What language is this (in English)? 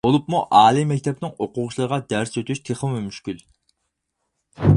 Uyghur